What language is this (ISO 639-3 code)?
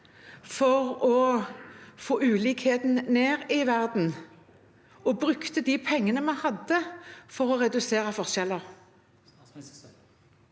nor